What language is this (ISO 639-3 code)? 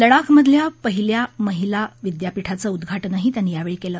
mar